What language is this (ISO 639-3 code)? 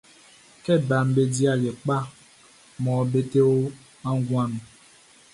bci